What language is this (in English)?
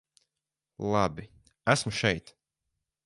Latvian